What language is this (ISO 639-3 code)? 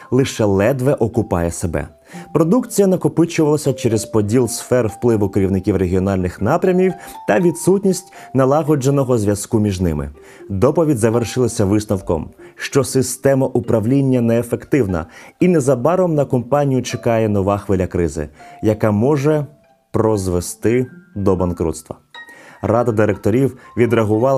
ukr